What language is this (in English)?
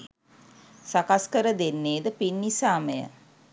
Sinhala